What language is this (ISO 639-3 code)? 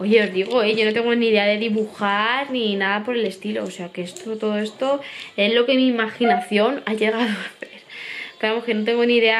spa